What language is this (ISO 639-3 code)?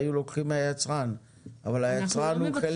heb